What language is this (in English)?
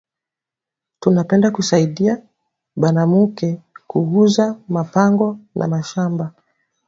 Swahili